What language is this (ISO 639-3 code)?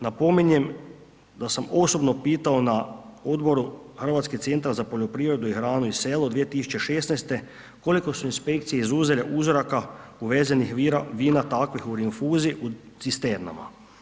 hrv